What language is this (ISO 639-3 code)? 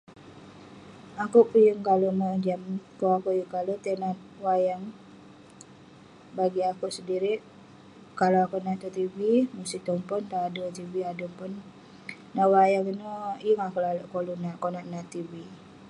pne